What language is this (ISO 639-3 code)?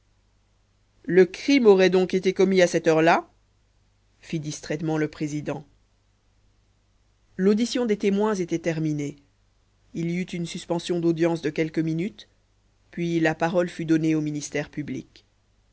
fra